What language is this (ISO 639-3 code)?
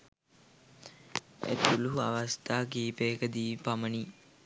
sin